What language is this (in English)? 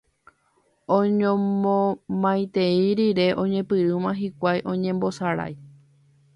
Guarani